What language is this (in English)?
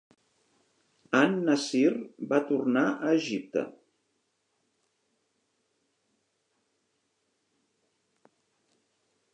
Catalan